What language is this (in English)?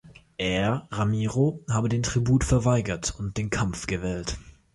German